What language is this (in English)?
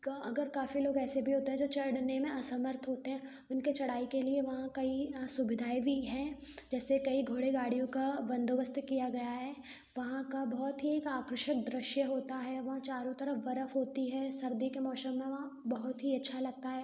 Hindi